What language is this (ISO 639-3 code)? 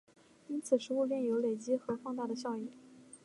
zho